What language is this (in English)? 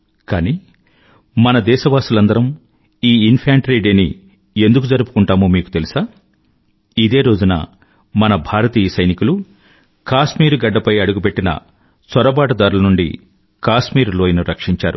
Telugu